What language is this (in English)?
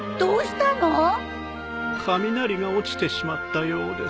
Japanese